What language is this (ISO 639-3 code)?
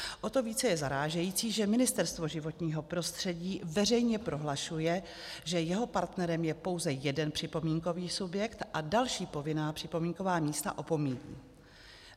ces